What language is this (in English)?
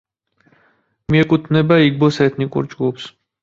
Georgian